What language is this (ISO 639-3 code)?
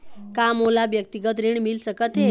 hne